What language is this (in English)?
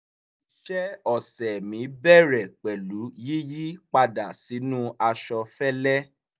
Yoruba